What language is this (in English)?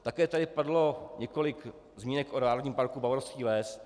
Czech